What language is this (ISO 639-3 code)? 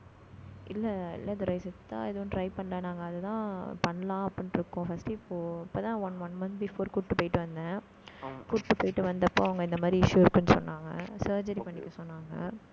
tam